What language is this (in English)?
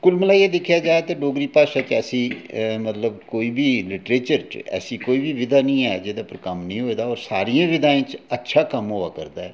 Dogri